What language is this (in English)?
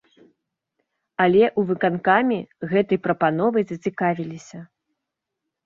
Belarusian